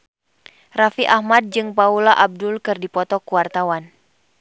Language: Sundanese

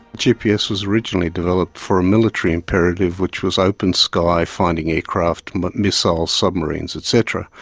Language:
English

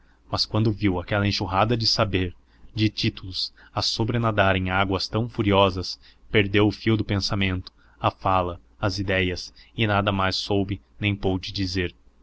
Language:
Portuguese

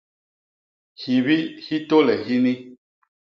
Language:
Basaa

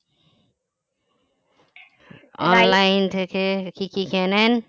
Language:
Bangla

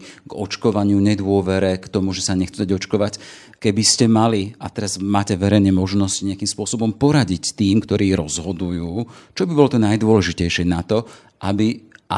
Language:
Slovak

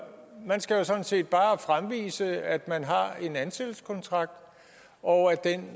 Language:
Danish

